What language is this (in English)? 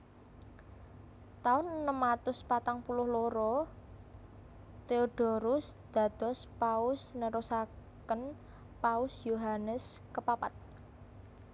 Javanese